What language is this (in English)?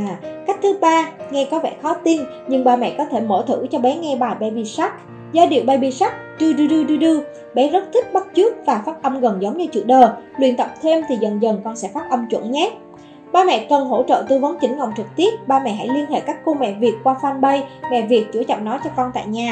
Vietnamese